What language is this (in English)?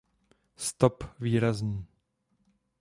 Czech